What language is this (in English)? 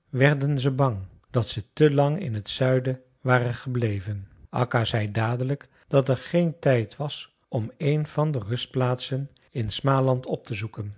Dutch